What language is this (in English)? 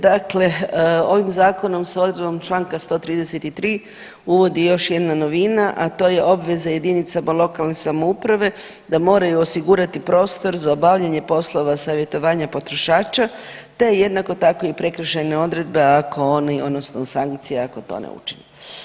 Croatian